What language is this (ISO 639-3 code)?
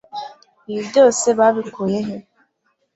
kin